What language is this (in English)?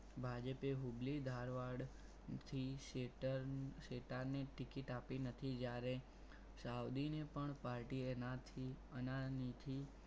Gujarati